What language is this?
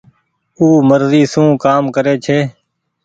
Goaria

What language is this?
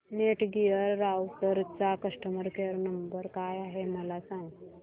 Marathi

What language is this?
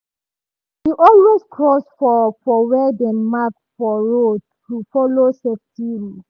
Nigerian Pidgin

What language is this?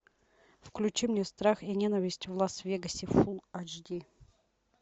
Russian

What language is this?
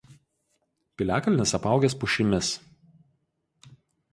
Lithuanian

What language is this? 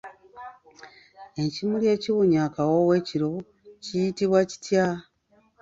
Ganda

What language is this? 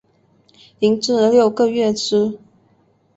Chinese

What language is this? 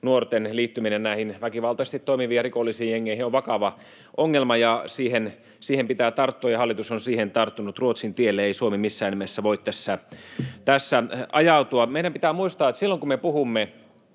Finnish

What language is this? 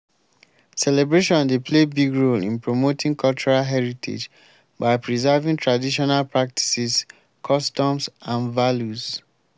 Nigerian Pidgin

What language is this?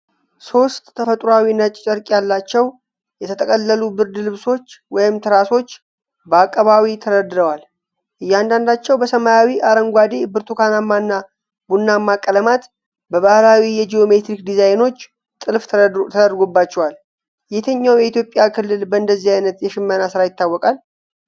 Amharic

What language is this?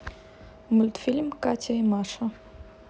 Russian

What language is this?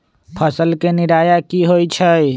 Magahi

